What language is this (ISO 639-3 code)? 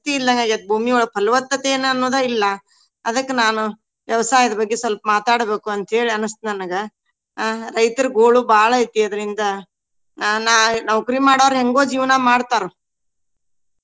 kan